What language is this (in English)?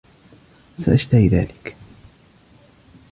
Arabic